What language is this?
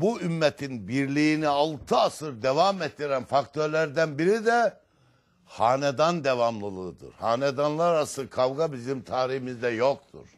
Turkish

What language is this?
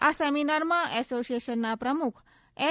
Gujarati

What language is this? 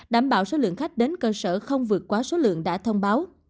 Vietnamese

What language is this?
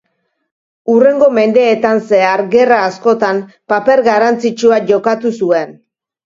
Basque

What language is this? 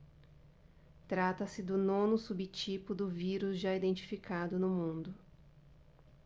Portuguese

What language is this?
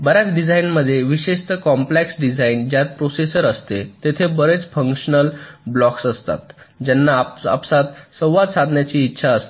Marathi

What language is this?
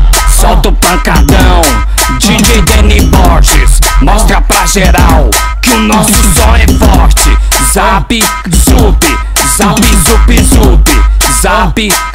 Bulgarian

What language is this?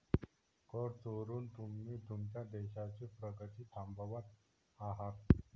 Marathi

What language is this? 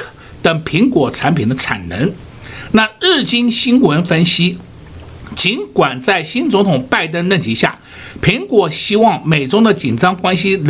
Chinese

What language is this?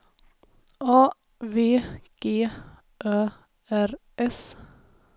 Swedish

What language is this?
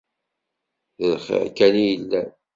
Kabyle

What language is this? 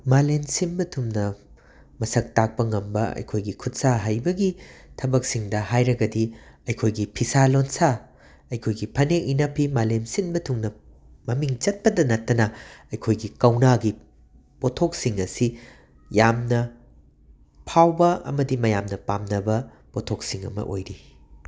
Manipuri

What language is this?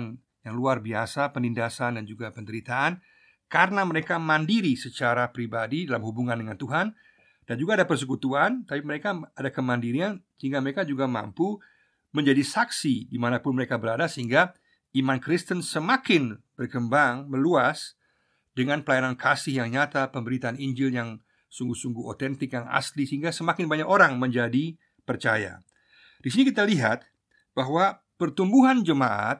Indonesian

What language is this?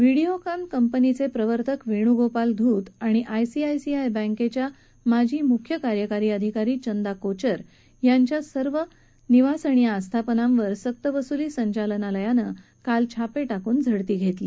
Marathi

